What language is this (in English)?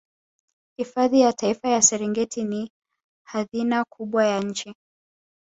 Swahili